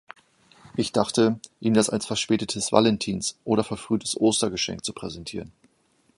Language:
German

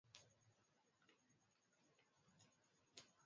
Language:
Swahili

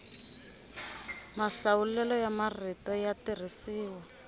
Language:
Tsonga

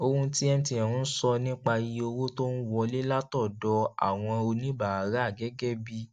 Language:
Yoruba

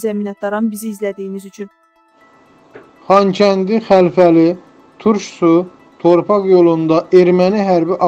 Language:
Turkish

